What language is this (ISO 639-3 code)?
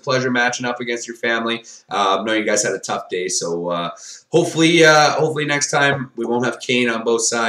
eng